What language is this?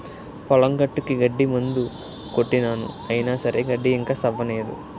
Telugu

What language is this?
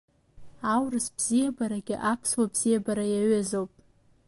Abkhazian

